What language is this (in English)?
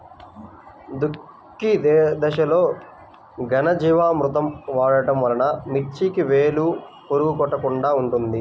Telugu